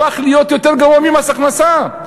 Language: Hebrew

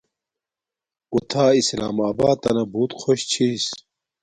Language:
Domaaki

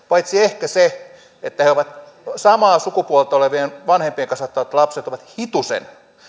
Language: Finnish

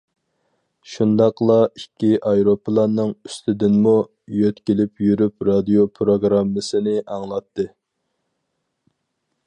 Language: Uyghur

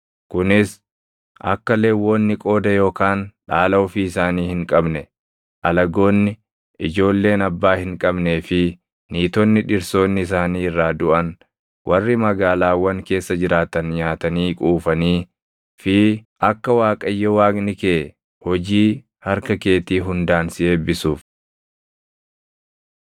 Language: Oromo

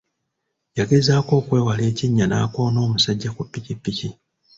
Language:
Ganda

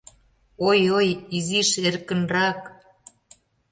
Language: Mari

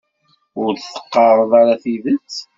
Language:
Kabyle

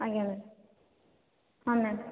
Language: Odia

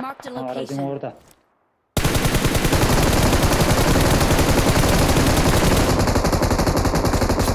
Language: Turkish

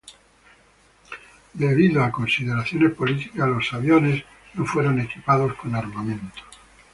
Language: Spanish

